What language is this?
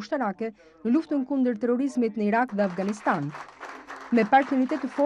Romanian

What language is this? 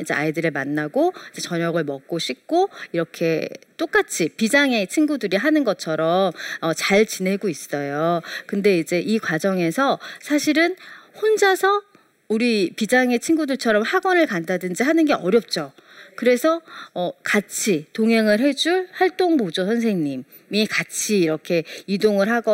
Korean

